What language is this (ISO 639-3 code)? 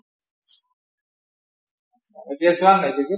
asm